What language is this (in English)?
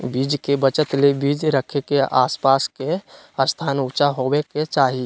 Magahi